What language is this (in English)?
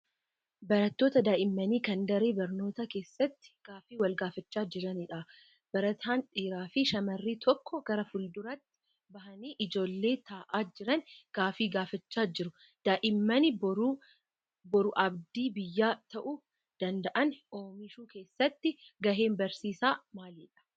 Oromo